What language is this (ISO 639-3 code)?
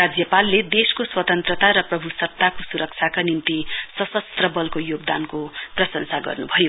nep